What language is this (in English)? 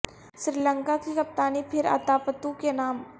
Urdu